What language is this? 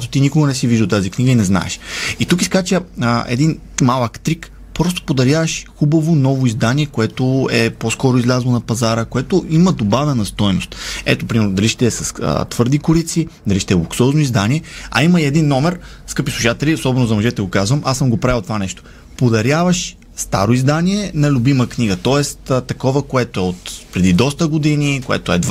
Bulgarian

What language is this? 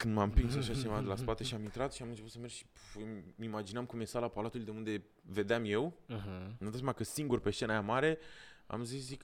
Romanian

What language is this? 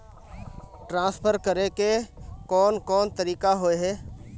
Magahi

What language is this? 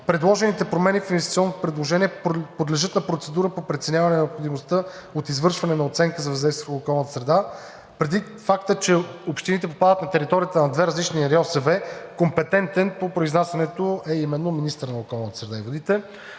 Bulgarian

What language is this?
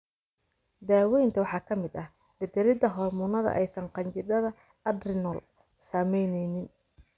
Somali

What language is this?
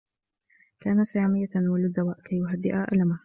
Arabic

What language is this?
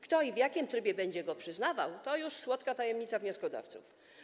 Polish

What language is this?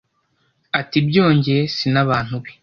Kinyarwanda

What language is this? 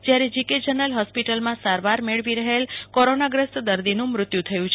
Gujarati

